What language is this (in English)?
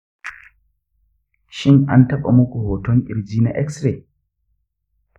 Hausa